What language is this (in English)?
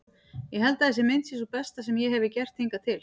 Icelandic